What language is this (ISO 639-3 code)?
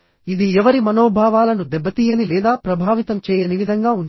tel